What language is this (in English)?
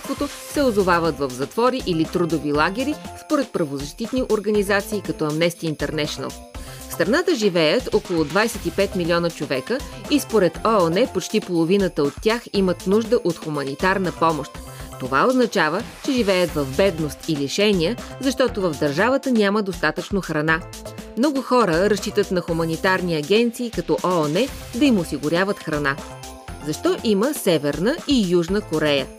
Bulgarian